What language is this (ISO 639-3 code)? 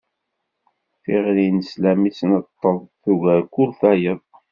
kab